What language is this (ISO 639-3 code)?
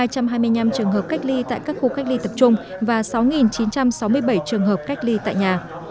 vie